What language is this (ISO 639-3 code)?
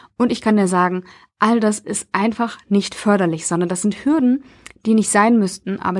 deu